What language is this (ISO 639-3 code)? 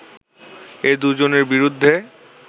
ben